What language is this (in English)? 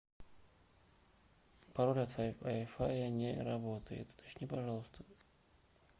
Russian